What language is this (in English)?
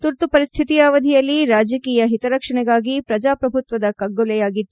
Kannada